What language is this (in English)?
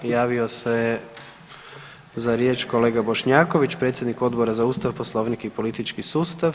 Croatian